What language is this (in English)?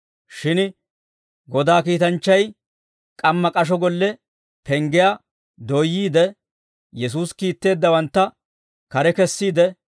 Dawro